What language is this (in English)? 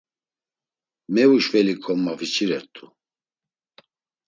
Laz